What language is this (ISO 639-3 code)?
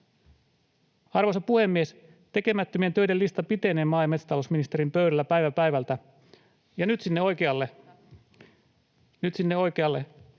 fin